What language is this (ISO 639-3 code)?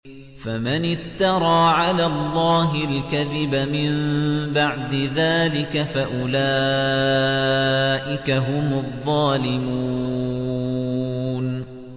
ara